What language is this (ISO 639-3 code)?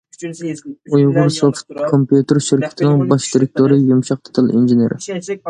uig